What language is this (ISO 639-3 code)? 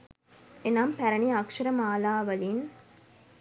sin